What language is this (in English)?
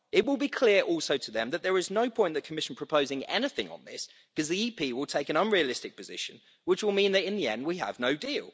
English